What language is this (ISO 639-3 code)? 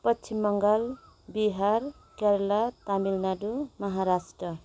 nep